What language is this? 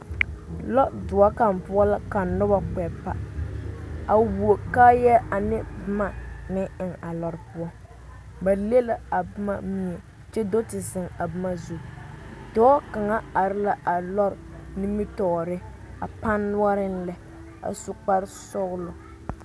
Southern Dagaare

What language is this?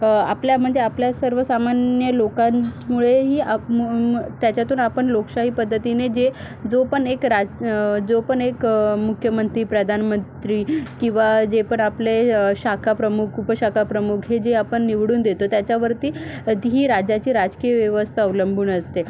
Marathi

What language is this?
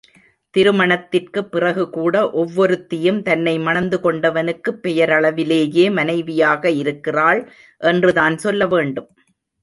Tamil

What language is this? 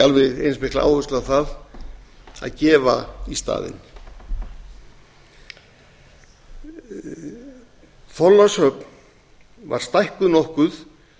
Icelandic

